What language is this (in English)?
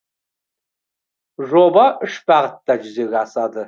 Kazakh